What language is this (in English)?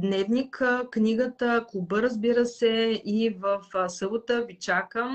Bulgarian